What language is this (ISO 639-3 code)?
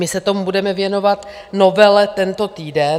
ces